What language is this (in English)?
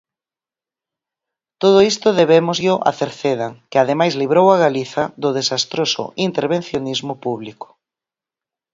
Galician